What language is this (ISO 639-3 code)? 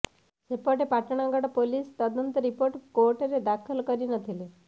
ori